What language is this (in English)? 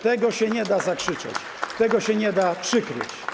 Polish